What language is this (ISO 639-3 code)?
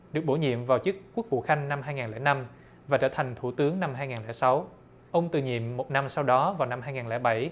vie